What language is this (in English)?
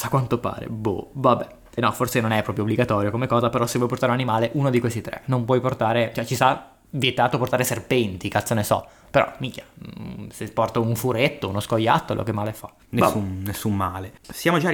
Italian